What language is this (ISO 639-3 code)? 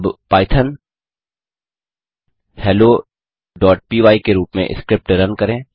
hin